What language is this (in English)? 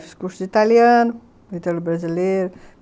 Portuguese